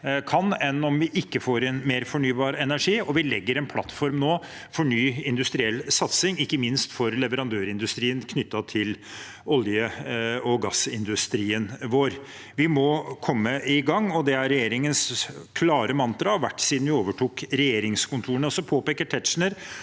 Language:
Norwegian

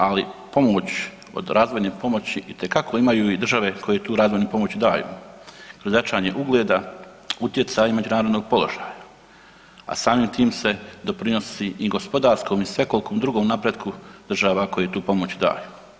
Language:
Croatian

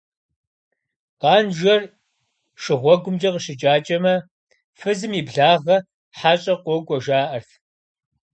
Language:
Kabardian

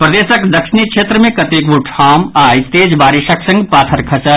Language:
Maithili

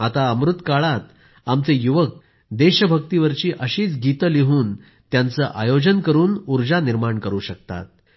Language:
Marathi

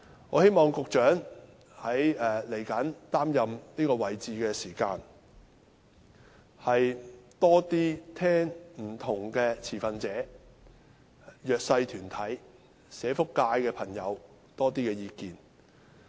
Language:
Cantonese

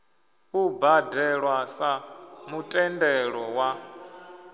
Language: Venda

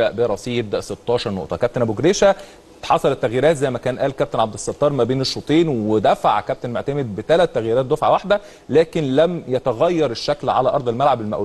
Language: Arabic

